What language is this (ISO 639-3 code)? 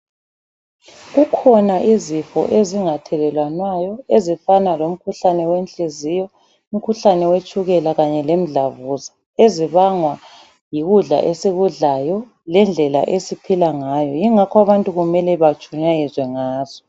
nde